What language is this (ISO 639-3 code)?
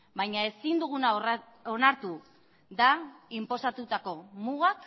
eus